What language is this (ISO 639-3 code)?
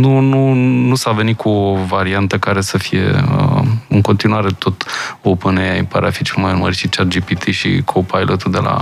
ron